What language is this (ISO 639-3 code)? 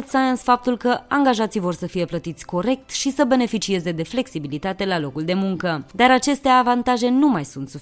ron